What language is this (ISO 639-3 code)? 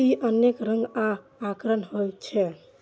mai